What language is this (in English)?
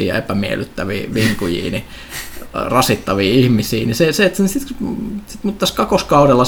Finnish